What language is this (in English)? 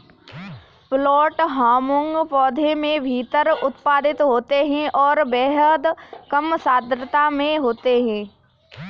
Hindi